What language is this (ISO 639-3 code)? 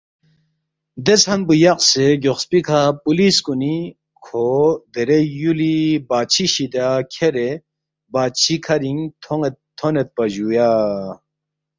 bft